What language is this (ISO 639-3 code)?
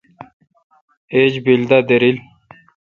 xka